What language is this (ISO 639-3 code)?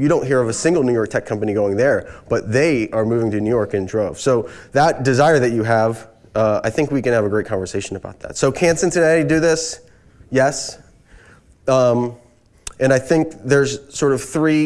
eng